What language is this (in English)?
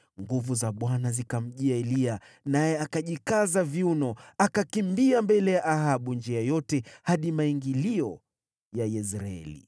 Swahili